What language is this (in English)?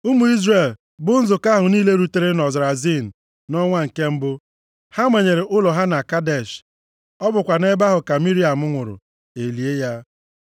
Igbo